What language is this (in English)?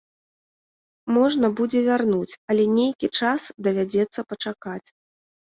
Belarusian